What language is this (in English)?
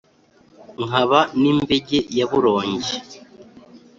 Kinyarwanda